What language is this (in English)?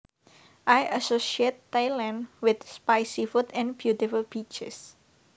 Javanese